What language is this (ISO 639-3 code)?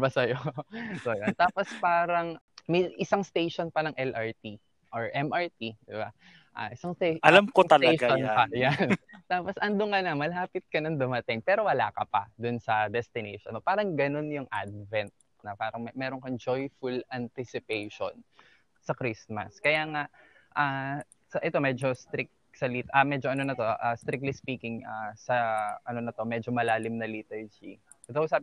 fil